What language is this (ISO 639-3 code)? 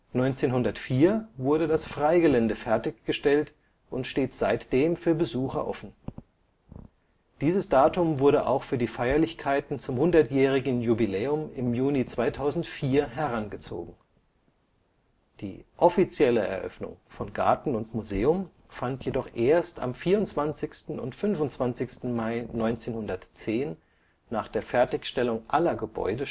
deu